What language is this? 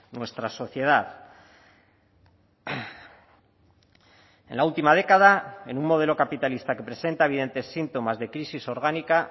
Spanish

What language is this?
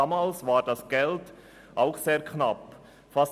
Swiss German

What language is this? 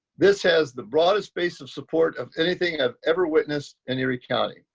English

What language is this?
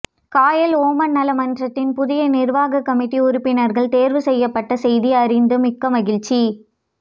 Tamil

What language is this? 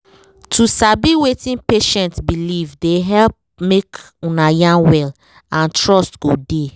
Nigerian Pidgin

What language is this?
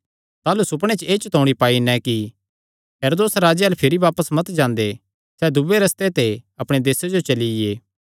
Kangri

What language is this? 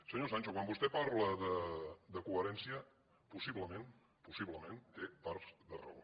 Catalan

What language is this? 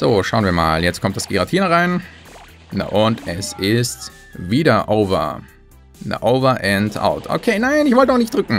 German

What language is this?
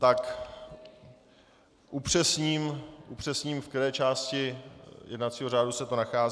Czech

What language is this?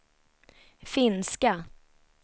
Swedish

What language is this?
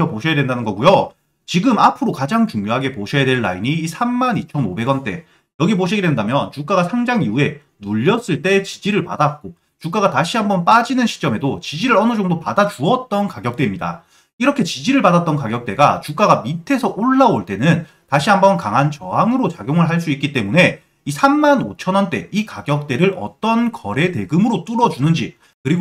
Korean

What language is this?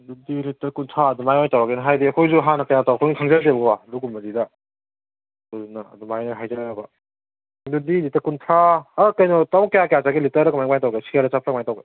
Manipuri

